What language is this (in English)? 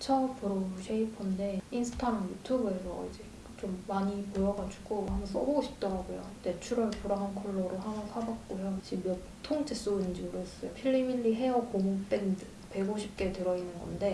Korean